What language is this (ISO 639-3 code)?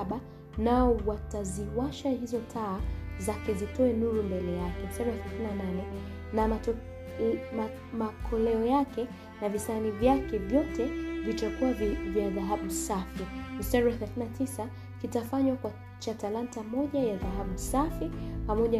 swa